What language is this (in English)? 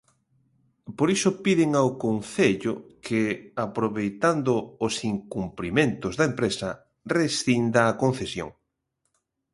Galician